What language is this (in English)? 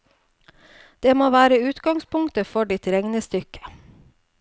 Norwegian